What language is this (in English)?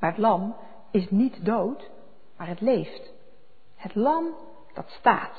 Dutch